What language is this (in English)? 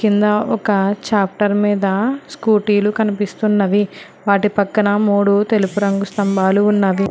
Telugu